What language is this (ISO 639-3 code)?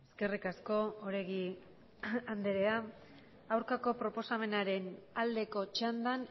eus